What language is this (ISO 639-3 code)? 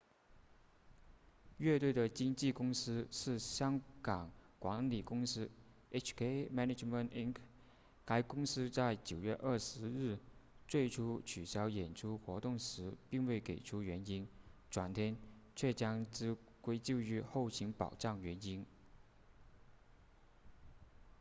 zho